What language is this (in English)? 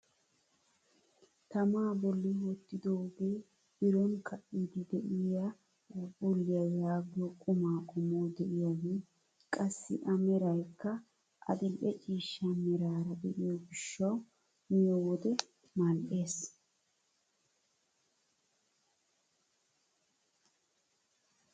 Wolaytta